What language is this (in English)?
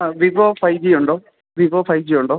Malayalam